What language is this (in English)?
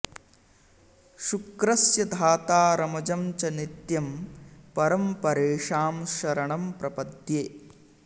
Sanskrit